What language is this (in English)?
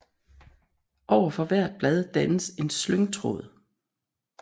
Danish